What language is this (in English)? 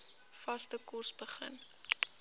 Afrikaans